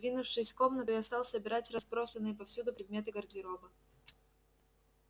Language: Russian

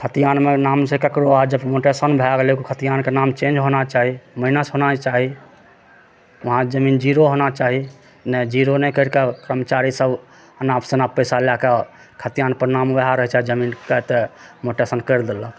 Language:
Maithili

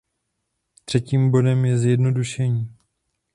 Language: Czech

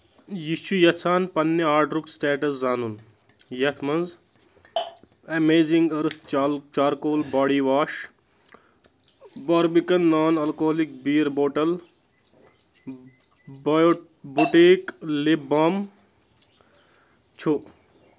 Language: Kashmiri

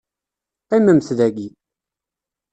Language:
Kabyle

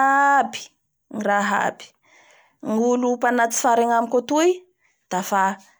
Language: Bara Malagasy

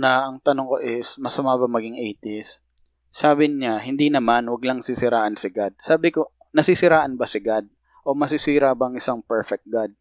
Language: Filipino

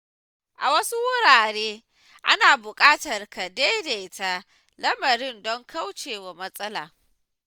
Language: Hausa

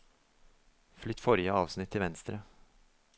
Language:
Norwegian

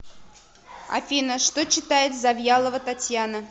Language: Russian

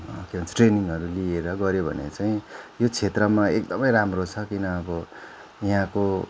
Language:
Nepali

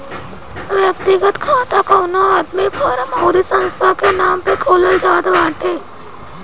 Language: Bhojpuri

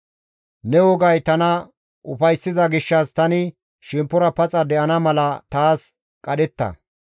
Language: Gamo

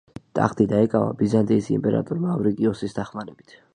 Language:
Georgian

